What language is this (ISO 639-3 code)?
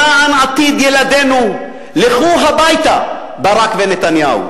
heb